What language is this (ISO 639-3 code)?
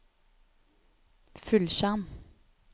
nor